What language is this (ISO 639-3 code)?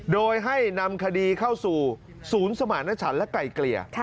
tha